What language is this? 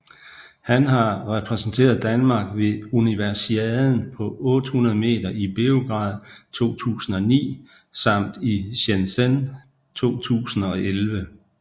Danish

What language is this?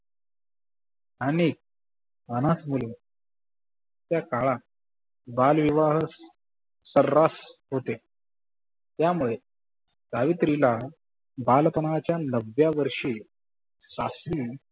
Marathi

